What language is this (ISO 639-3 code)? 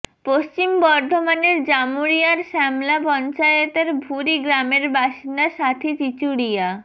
ben